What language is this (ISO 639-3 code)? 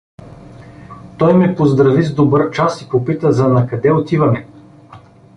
bul